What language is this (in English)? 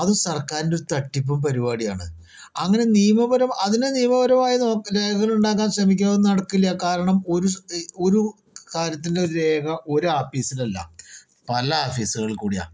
Malayalam